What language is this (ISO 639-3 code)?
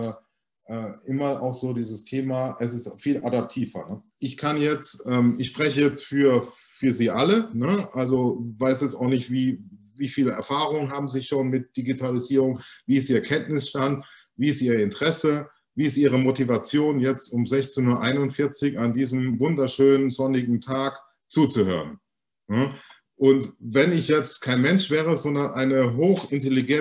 deu